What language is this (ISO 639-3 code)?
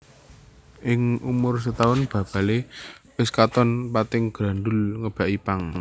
jav